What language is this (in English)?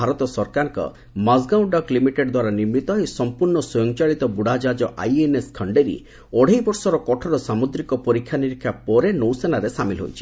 Odia